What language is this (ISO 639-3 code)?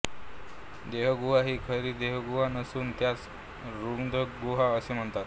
mar